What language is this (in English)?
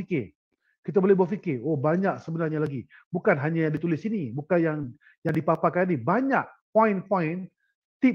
Malay